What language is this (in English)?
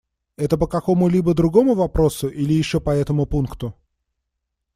Russian